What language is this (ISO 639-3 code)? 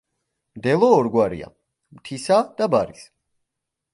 kat